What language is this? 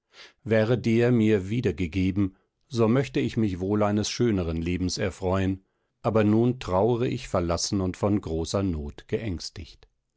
German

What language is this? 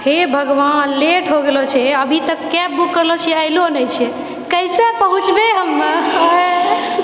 Maithili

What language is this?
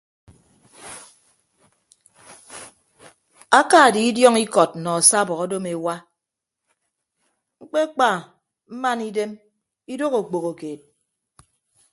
Ibibio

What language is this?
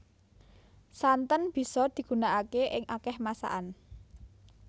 Javanese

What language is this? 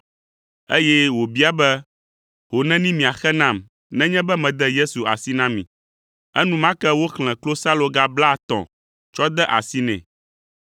Ewe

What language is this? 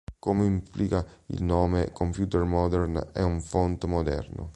Italian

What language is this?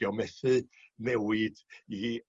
Welsh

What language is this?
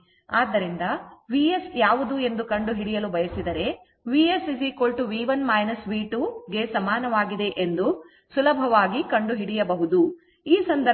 Kannada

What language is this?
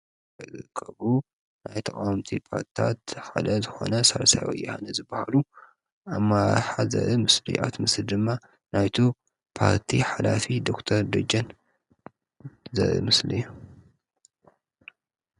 Tigrinya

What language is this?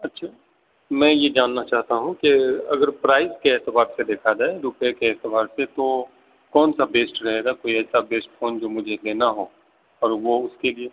Urdu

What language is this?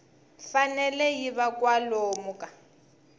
Tsonga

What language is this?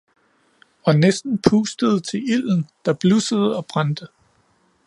Danish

